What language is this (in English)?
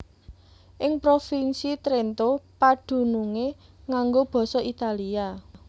Javanese